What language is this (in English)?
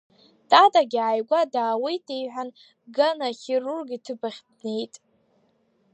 Abkhazian